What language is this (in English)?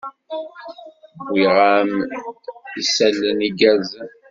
Kabyle